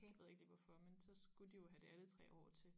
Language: Danish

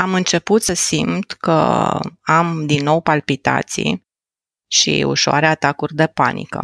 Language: Romanian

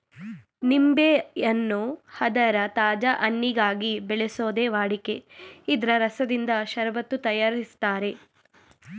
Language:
Kannada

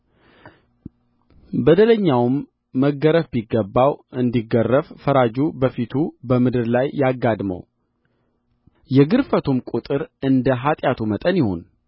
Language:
Amharic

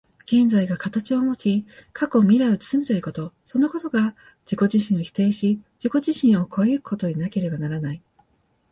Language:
Japanese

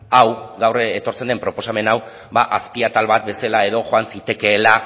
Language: Basque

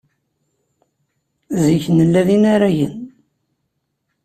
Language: Kabyle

